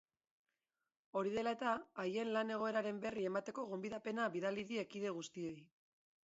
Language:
Basque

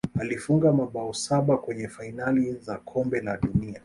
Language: Swahili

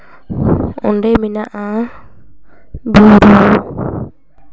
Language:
Santali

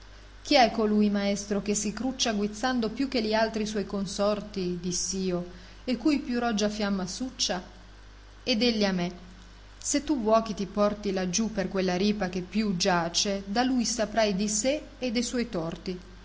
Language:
Italian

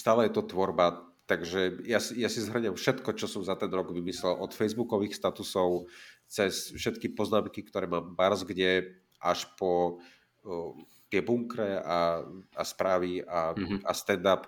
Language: Slovak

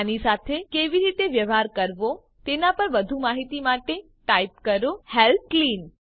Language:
Gujarati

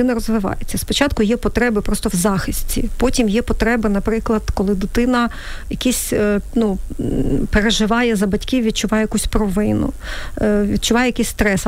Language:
Ukrainian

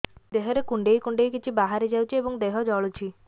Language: Odia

